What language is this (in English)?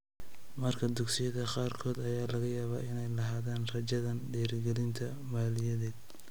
Somali